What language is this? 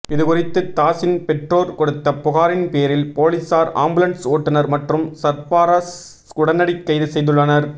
Tamil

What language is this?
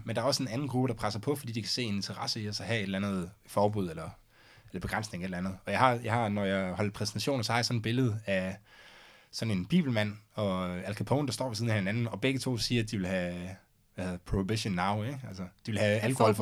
Danish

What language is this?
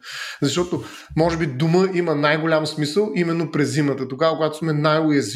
Bulgarian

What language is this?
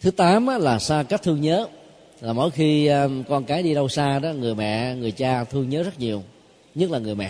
Vietnamese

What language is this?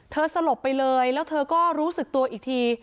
Thai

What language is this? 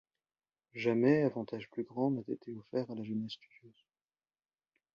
French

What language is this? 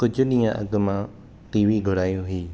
Sindhi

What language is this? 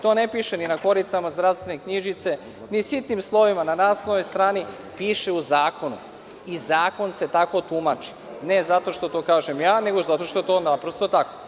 Serbian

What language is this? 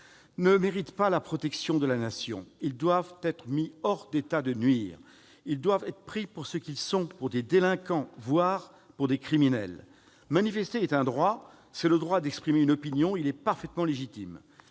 French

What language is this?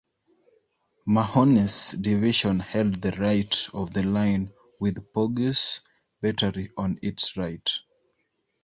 English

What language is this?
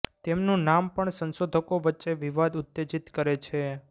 Gujarati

